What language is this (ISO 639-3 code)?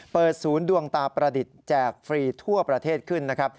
tha